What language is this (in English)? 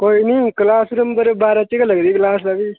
Dogri